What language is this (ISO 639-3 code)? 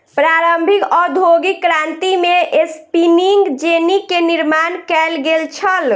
mai